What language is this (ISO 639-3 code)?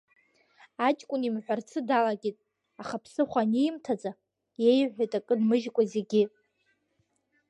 abk